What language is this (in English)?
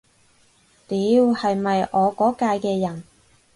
Cantonese